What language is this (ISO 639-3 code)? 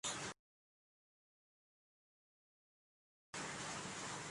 swa